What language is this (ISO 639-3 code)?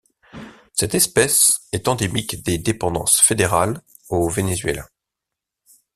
fra